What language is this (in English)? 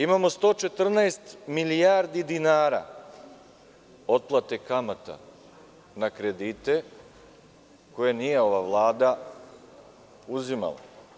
Serbian